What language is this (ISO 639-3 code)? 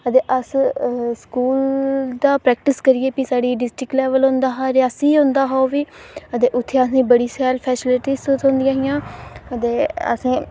doi